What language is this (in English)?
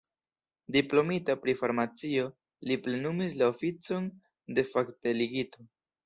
Esperanto